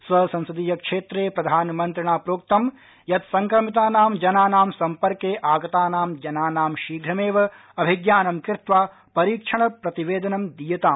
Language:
Sanskrit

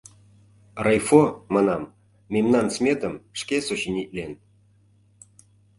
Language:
Mari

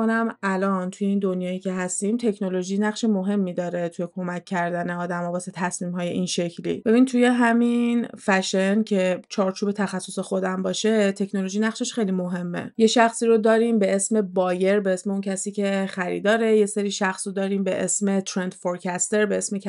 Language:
Persian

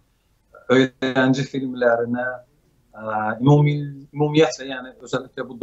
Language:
Turkish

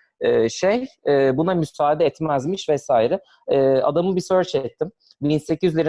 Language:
Turkish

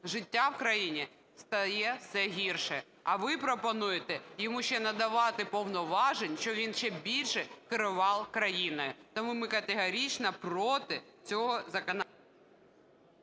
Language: Ukrainian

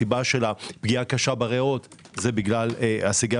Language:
Hebrew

